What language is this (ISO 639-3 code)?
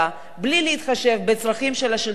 heb